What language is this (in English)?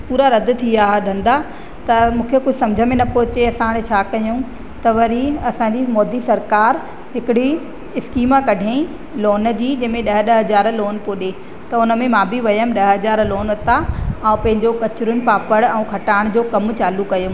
Sindhi